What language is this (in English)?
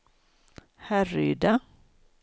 Swedish